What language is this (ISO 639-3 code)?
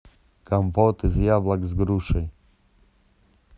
rus